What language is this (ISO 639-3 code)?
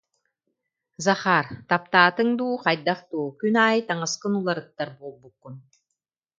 sah